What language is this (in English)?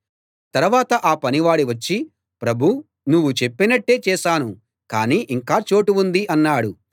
Telugu